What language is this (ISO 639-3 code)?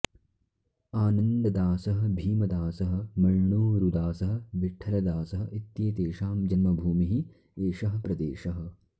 san